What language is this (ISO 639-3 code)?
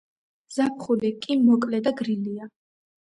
kat